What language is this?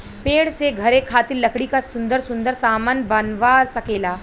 Bhojpuri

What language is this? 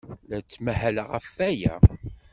Kabyle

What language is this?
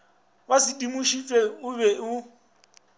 Northern Sotho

